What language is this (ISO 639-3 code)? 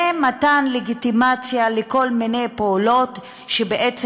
heb